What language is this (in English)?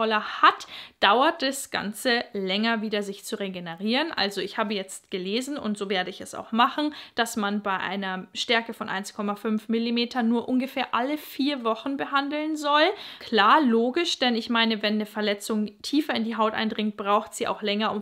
German